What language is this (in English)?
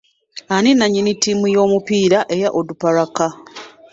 Ganda